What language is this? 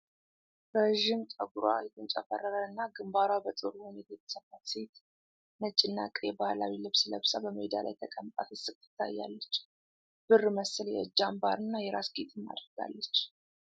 Amharic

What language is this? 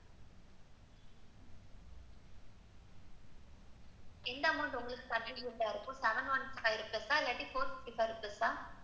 Tamil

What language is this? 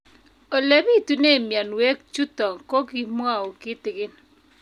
Kalenjin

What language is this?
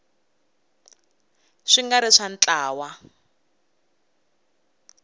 Tsonga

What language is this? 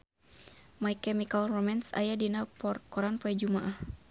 Sundanese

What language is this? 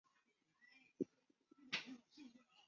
Chinese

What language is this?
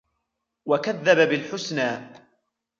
Arabic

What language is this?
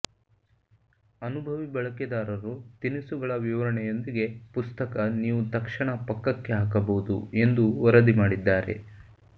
Kannada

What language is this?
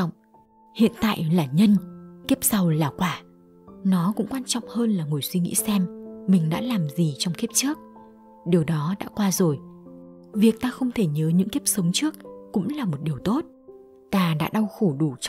Vietnamese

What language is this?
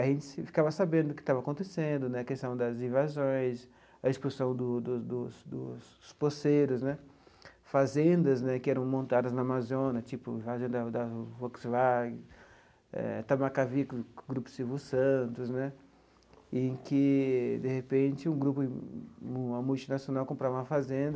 Portuguese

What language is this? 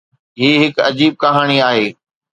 Sindhi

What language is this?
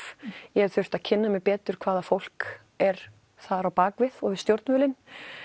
Icelandic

